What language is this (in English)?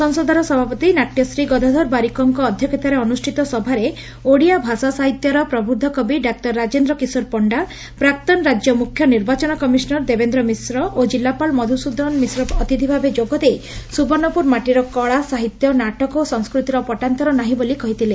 Odia